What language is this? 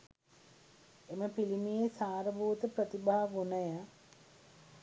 Sinhala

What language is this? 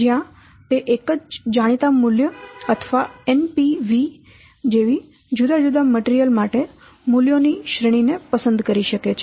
Gujarati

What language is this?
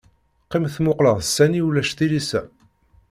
Kabyle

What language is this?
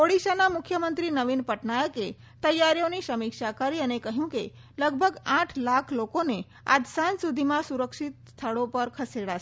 Gujarati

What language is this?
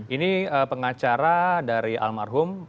Indonesian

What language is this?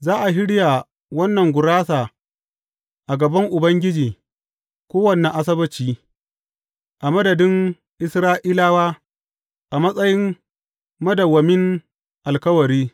Hausa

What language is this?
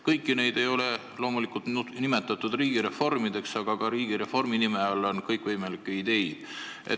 Estonian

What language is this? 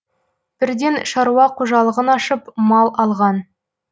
Kazakh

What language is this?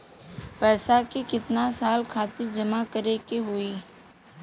Bhojpuri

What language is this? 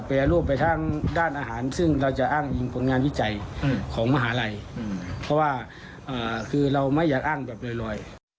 Thai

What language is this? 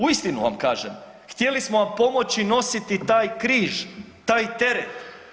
Croatian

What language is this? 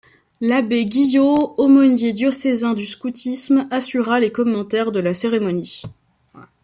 French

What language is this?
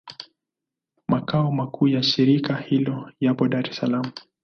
Swahili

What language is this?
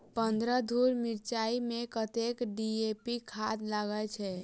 Maithili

